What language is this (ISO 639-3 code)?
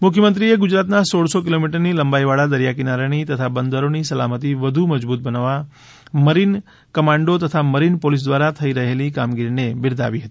guj